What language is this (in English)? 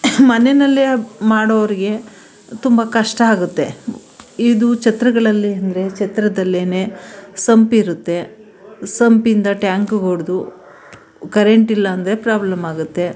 Kannada